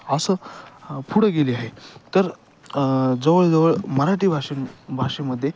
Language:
Marathi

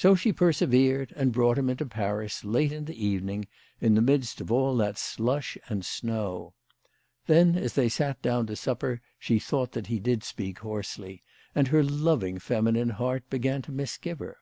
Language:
English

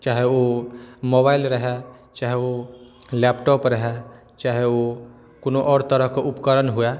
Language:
Maithili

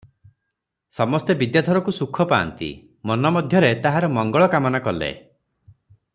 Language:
Odia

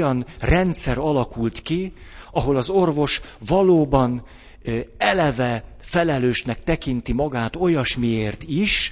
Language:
Hungarian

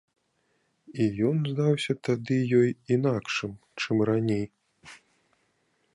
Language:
Belarusian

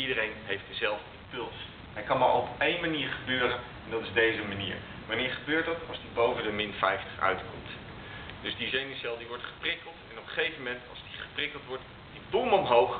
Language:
Dutch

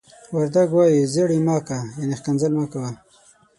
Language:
Pashto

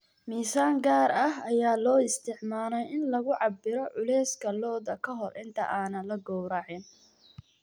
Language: Somali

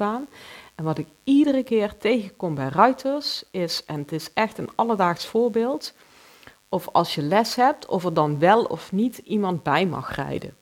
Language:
Dutch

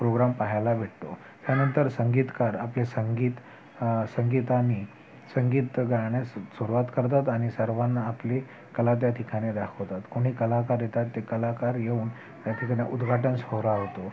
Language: Marathi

